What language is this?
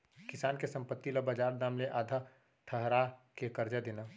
Chhattisgarhi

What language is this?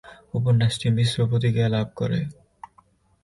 Bangla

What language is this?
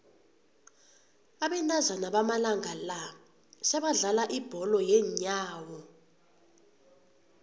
South Ndebele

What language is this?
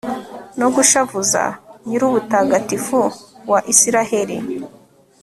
Kinyarwanda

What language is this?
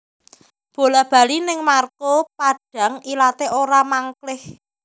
Javanese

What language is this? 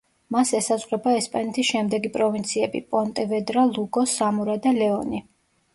Georgian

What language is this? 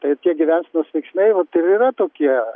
Lithuanian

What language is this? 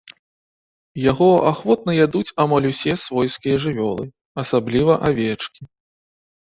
Belarusian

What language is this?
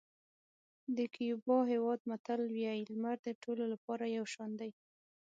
Pashto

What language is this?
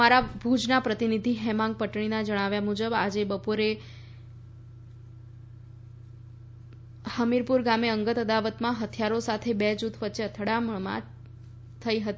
Gujarati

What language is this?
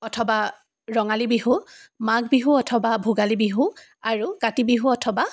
Assamese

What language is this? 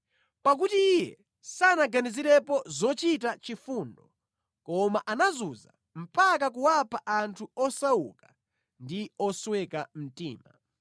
Nyanja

